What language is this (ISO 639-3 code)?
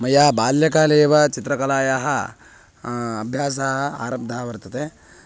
san